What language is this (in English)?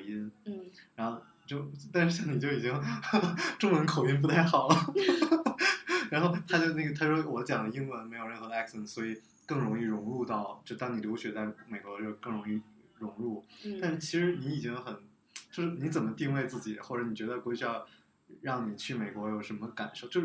Chinese